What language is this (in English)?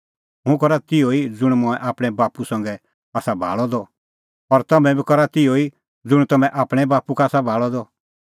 Kullu Pahari